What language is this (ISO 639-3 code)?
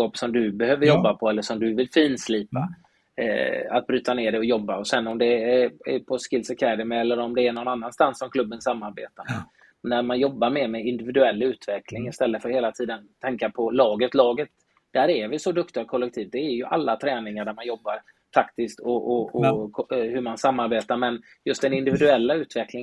swe